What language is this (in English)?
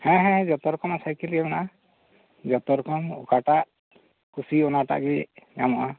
Santali